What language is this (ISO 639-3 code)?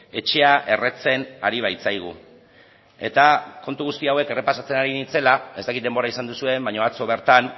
eus